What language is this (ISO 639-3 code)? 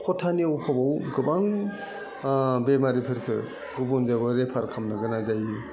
brx